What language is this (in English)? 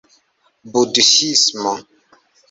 Esperanto